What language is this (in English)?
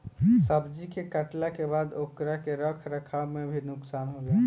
Bhojpuri